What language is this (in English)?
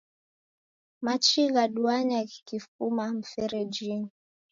Taita